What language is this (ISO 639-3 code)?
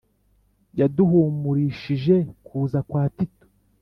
kin